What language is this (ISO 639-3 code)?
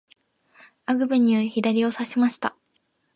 jpn